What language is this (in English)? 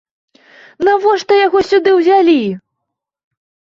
Belarusian